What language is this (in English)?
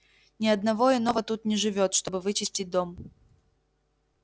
Russian